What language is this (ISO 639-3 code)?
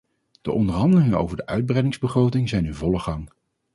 nld